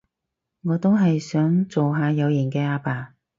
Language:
Cantonese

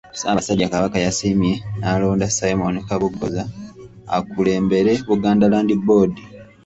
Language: Ganda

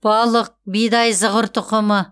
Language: Kazakh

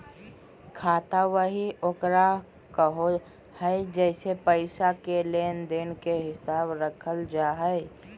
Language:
Magahi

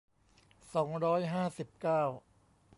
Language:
Thai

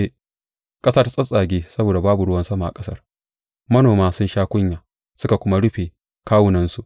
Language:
Hausa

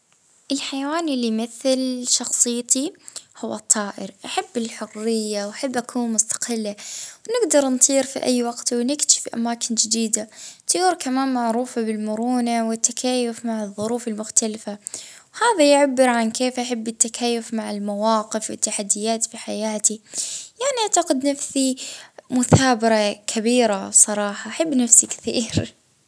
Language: Libyan Arabic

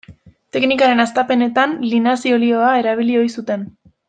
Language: Basque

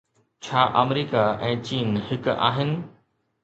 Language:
Sindhi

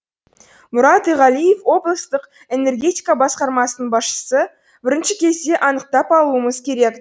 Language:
Kazakh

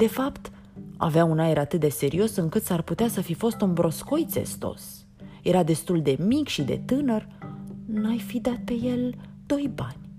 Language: Romanian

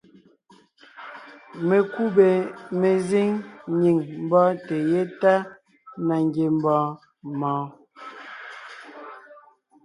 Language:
Ngiemboon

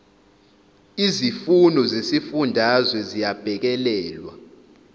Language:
Zulu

